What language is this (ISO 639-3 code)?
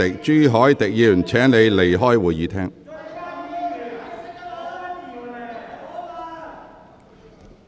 yue